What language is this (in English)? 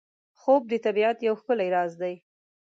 Pashto